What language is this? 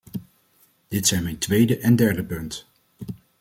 Dutch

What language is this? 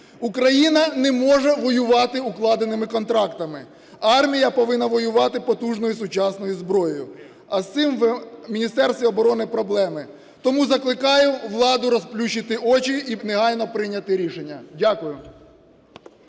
Ukrainian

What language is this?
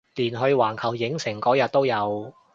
Cantonese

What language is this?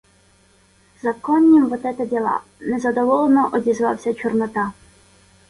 Ukrainian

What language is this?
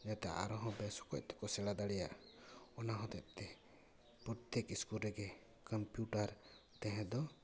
Santali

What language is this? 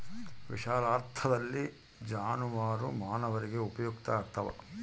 Kannada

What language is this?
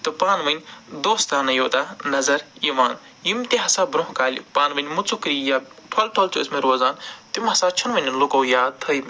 Kashmiri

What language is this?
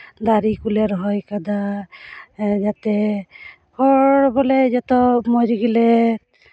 Santali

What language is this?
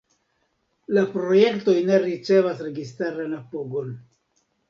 Esperanto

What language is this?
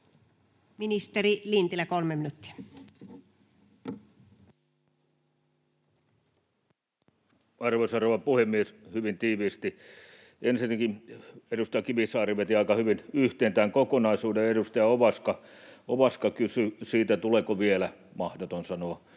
Finnish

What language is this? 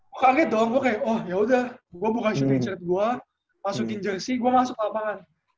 Indonesian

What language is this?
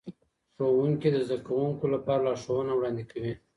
Pashto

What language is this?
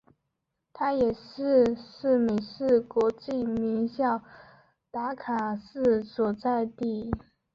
Chinese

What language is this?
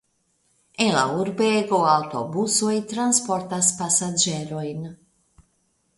Esperanto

